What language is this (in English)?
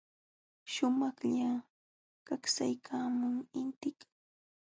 Jauja Wanca Quechua